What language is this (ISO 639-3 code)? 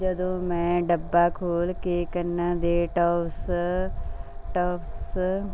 pan